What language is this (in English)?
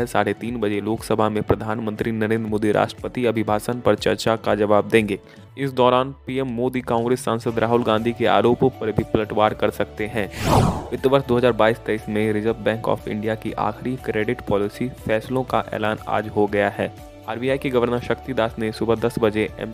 Hindi